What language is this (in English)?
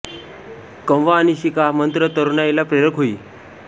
Marathi